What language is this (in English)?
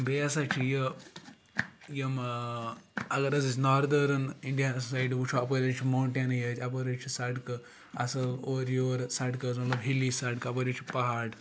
Kashmiri